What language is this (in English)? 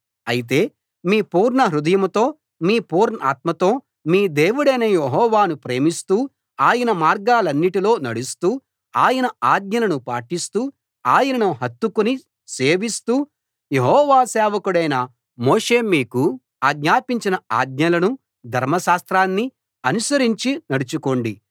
Telugu